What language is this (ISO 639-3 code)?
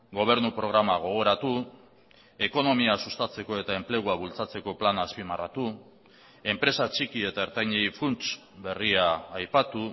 eus